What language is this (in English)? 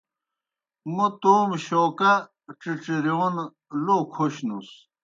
Kohistani Shina